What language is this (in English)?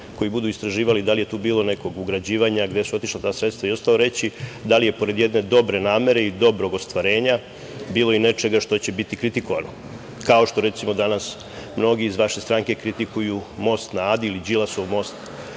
Serbian